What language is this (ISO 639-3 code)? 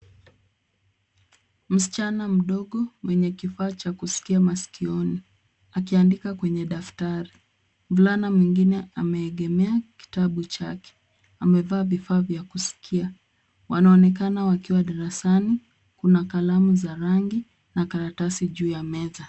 swa